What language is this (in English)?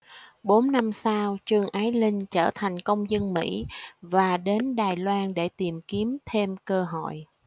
Vietnamese